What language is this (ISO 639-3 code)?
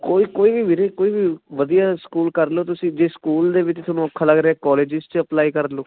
pan